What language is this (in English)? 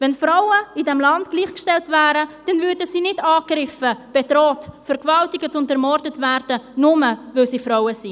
Swiss German